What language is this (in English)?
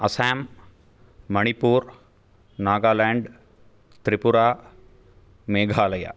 Sanskrit